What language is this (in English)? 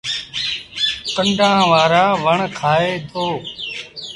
Sindhi Bhil